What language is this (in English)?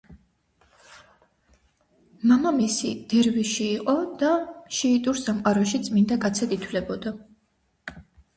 Georgian